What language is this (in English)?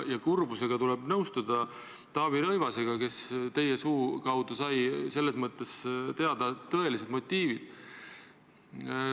Estonian